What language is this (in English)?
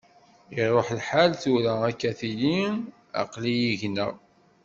Kabyle